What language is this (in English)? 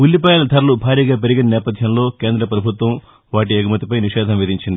Telugu